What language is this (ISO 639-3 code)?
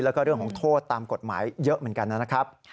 tha